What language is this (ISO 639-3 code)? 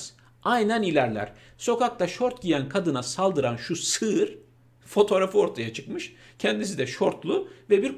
tur